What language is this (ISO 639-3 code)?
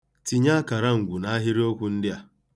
ibo